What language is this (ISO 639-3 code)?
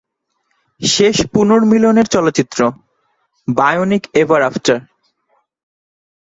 ben